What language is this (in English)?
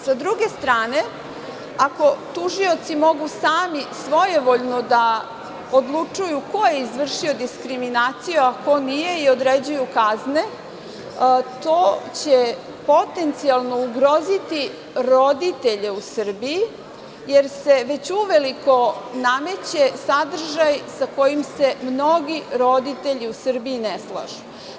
Serbian